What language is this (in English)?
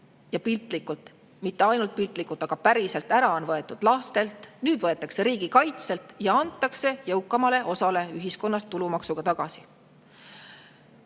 Estonian